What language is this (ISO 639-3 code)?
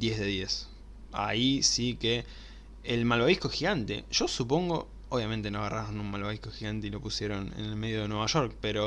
spa